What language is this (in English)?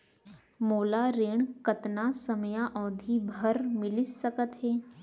Chhattisgarhi